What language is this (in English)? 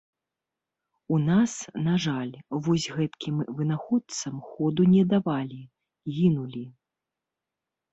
Belarusian